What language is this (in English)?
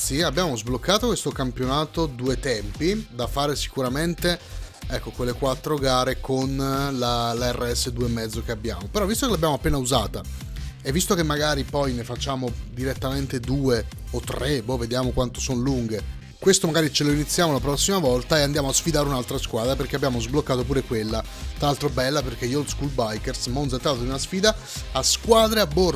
Italian